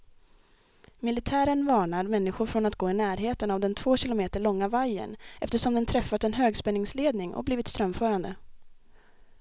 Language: Swedish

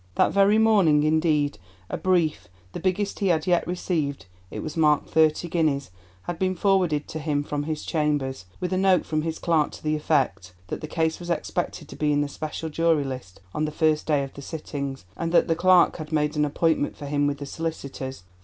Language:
English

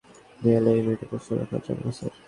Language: Bangla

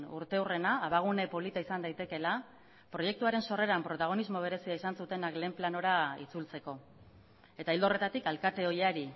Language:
Basque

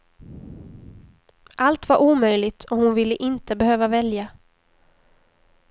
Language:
Swedish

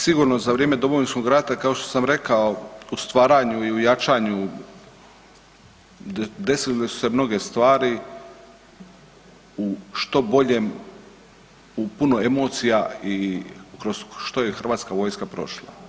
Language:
Croatian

